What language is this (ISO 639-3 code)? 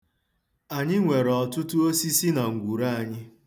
ibo